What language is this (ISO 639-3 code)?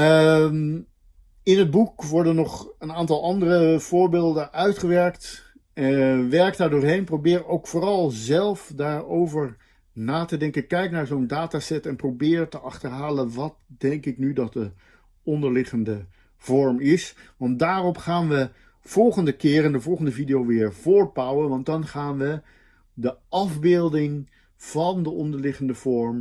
nld